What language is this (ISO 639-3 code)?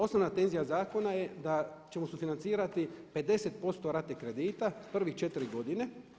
hrv